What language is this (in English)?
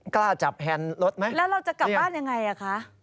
Thai